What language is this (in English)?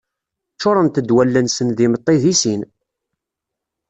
Kabyle